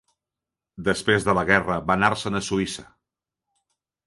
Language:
Catalan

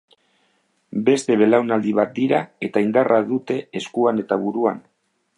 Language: Basque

